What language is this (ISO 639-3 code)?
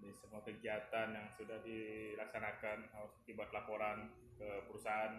ind